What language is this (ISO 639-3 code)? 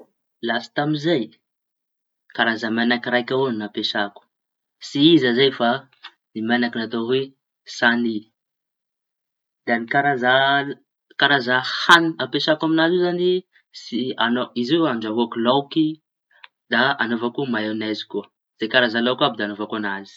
txy